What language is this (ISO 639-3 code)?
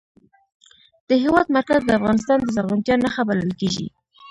pus